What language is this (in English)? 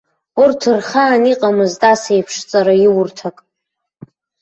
Abkhazian